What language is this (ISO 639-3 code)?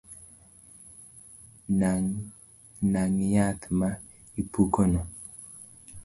luo